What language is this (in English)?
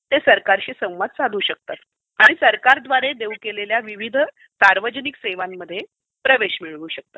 Marathi